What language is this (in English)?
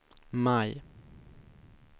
Swedish